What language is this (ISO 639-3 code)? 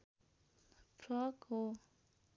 nep